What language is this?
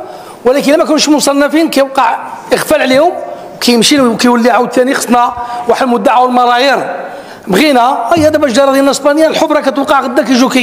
Arabic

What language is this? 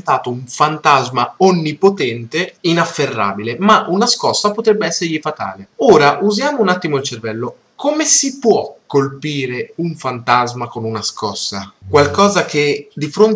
Italian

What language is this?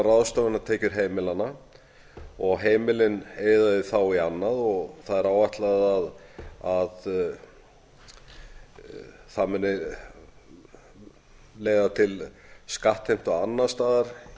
Icelandic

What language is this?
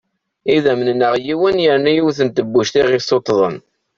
Kabyle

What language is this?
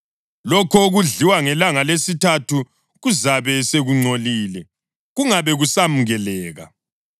North Ndebele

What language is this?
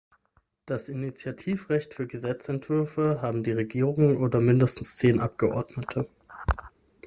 German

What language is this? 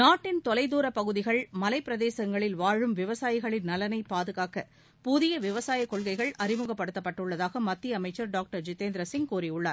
Tamil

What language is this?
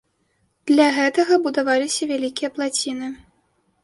Belarusian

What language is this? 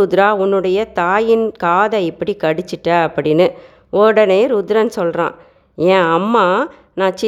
Tamil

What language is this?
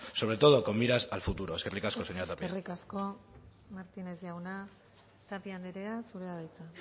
Basque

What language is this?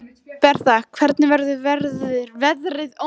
Icelandic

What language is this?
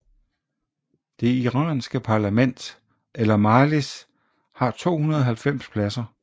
Danish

